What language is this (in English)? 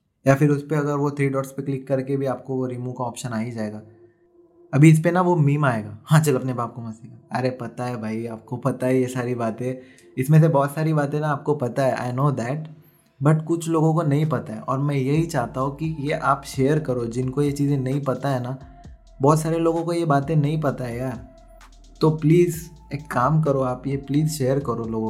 Hindi